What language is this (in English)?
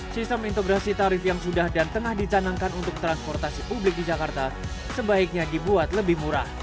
Indonesian